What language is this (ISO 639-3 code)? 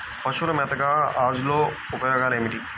tel